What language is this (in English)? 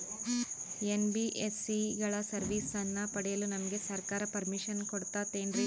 Kannada